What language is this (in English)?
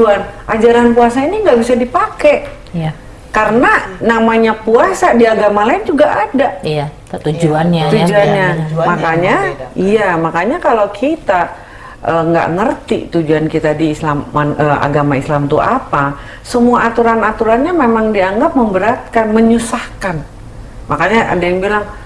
Indonesian